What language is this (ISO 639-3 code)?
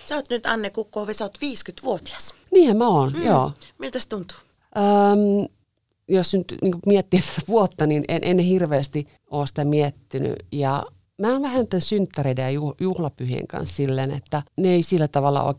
fin